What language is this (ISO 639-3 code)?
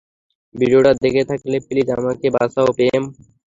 ben